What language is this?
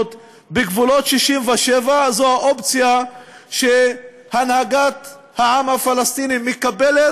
Hebrew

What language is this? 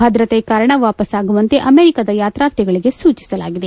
Kannada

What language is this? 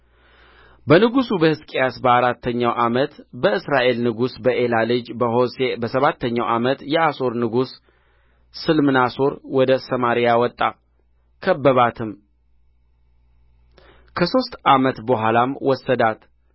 Amharic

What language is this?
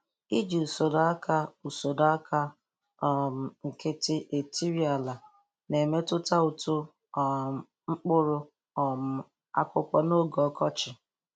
Igbo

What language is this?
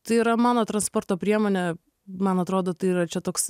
Lithuanian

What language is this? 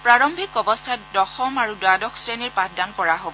Assamese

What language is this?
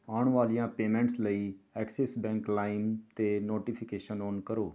Punjabi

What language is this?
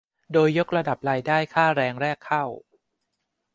Thai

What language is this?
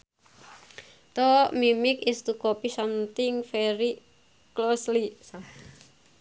Sundanese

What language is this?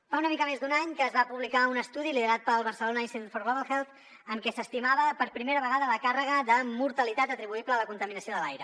Catalan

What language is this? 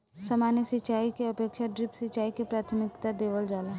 Bhojpuri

